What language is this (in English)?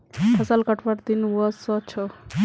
Magahi